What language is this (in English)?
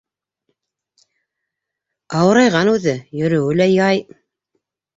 Bashkir